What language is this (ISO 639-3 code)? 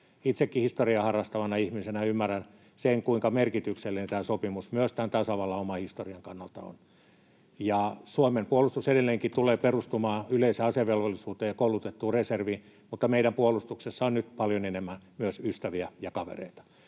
fin